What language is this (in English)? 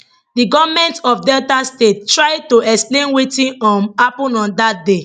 Nigerian Pidgin